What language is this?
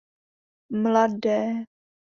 Czech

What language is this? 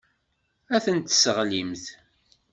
Kabyle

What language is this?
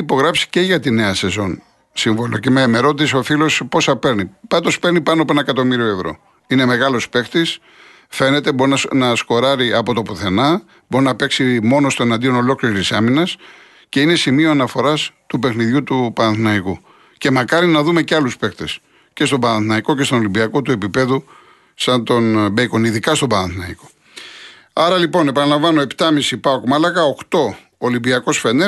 Greek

